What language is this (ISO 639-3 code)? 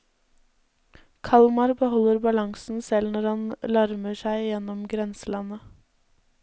nor